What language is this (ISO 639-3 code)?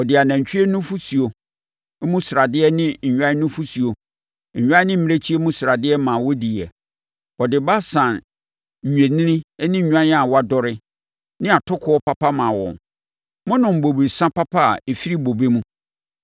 aka